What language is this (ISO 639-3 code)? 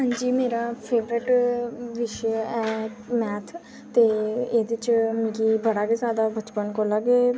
doi